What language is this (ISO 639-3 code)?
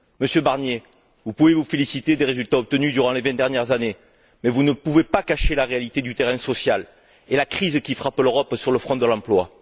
fra